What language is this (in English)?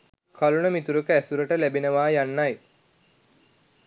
Sinhala